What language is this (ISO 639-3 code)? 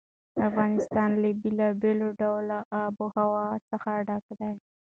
pus